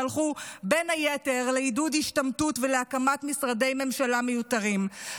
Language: Hebrew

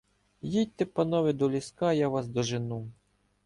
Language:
Ukrainian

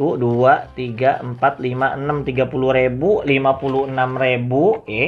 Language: Indonesian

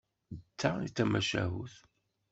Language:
Kabyle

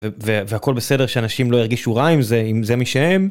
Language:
Hebrew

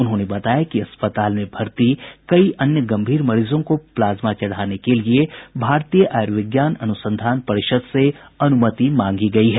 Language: Hindi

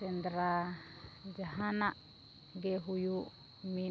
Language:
Santali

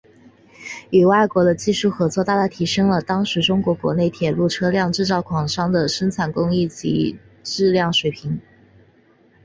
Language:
Chinese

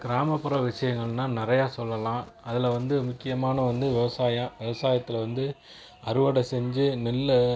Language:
Tamil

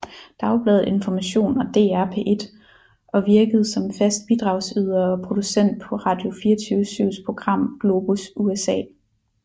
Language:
Danish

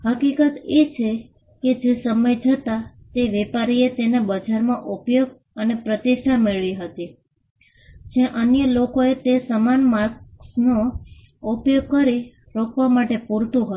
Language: Gujarati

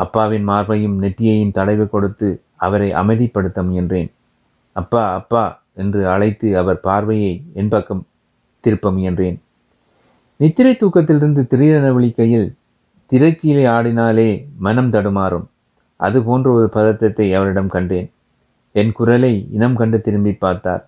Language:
Tamil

